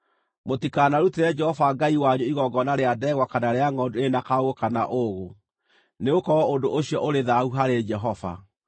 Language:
Kikuyu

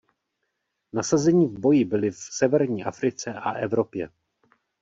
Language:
Czech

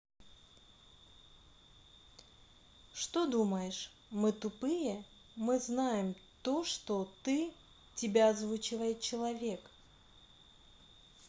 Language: Russian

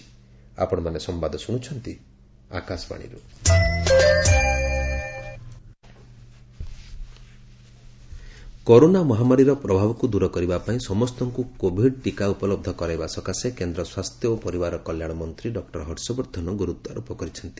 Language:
Odia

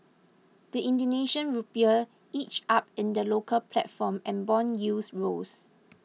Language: English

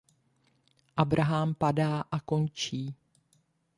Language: Czech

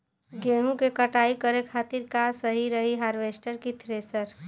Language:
Bhojpuri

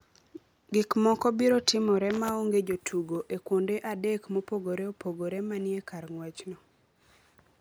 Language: Luo (Kenya and Tanzania)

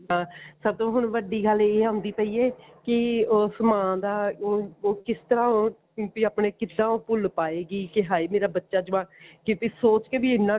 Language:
Punjabi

